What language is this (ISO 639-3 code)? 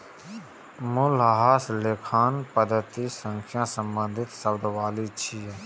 mai